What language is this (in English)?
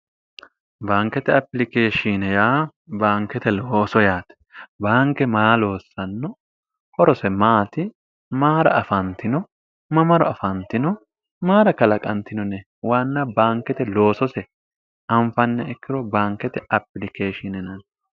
Sidamo